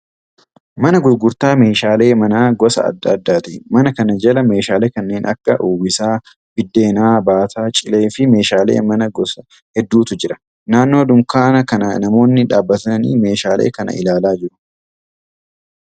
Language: Oromo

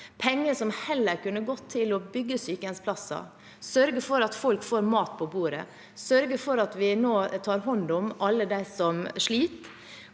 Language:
Norwegian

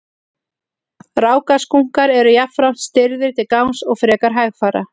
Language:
Icelandic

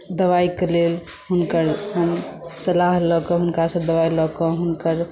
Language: Maithili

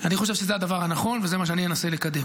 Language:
Hebrew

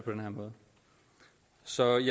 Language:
Danish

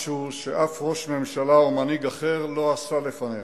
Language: Hebrew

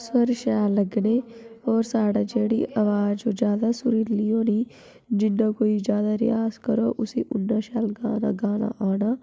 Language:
Dogri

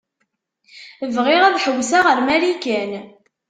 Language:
Kabyle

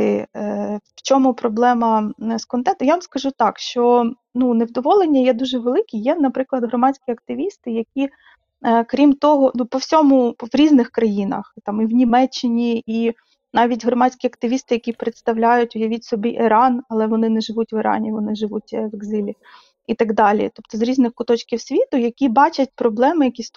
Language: Ukrainian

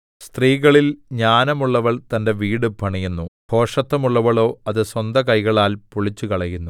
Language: Malayalam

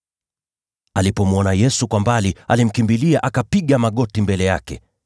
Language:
Swahili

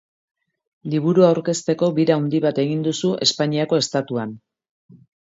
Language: Basque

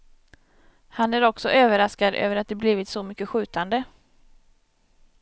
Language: Swedish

